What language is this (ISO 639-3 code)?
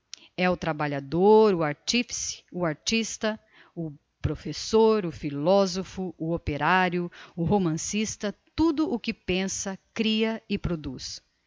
por